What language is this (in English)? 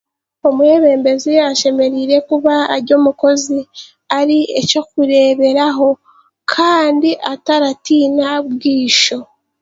Chiga